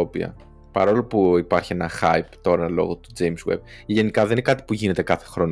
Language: Greek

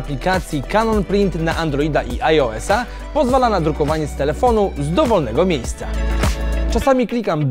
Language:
Polish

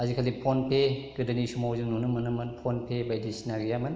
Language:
Bodo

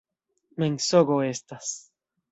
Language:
Esperanto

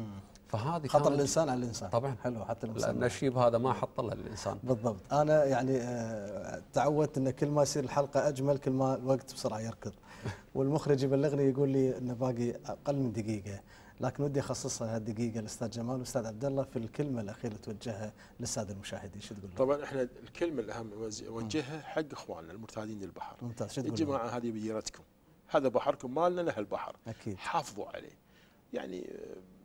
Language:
Arabic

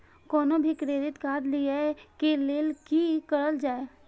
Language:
Maithili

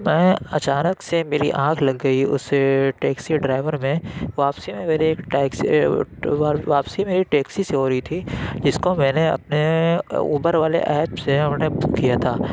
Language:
Urdu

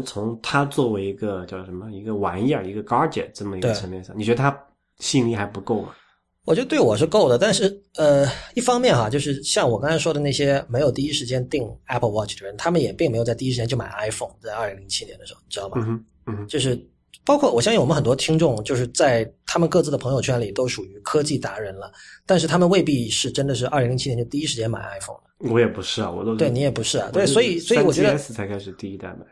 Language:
Chinese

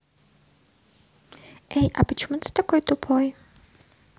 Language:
Russian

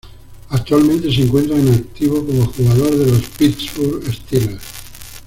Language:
Spanish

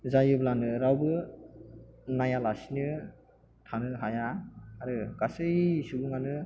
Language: Bodo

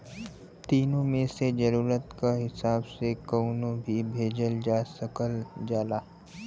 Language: Bhojpuri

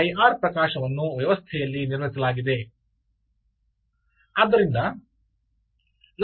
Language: Kannada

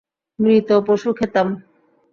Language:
Bangla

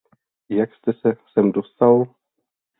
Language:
Czech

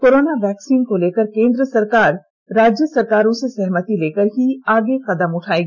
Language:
Hindi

